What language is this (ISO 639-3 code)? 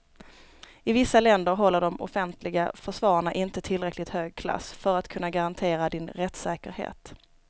swe